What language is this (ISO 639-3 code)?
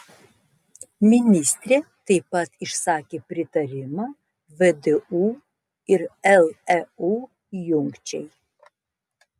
lit